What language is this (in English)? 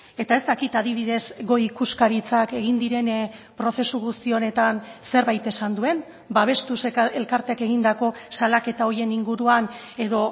Basque